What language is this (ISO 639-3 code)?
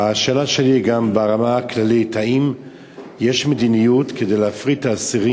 heb